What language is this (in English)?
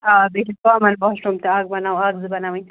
Kashmiri